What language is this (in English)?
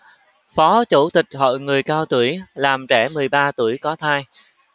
Vietnamese